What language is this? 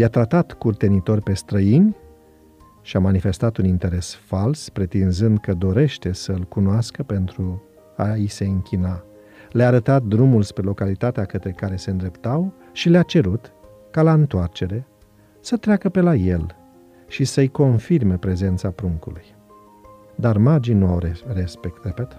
Romanian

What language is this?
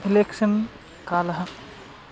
Sanskrit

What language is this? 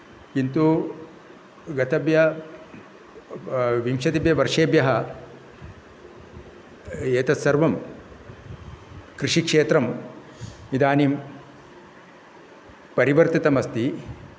Sanskrit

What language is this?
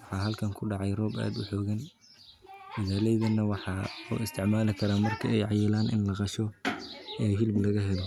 Somali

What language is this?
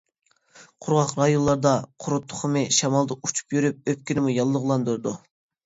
Uyghur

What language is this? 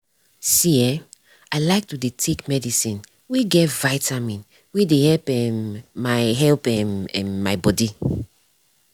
Nigerian Pidgin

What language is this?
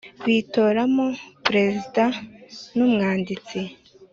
Kinyarwanda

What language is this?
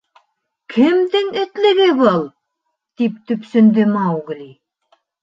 Bashkir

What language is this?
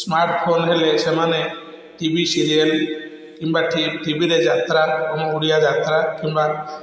Odia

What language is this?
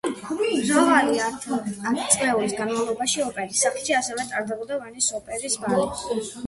Georgian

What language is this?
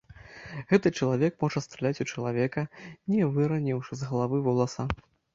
Belarusian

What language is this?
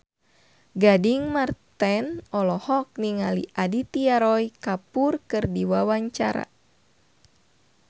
Sundanese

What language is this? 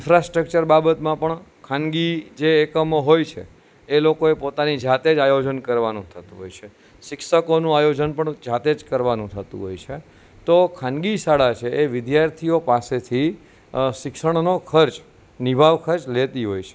Gujarati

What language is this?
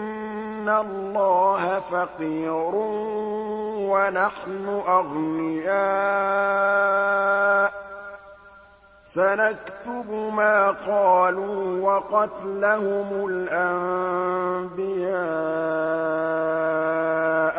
Arabic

